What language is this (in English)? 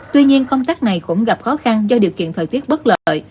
Vietnamese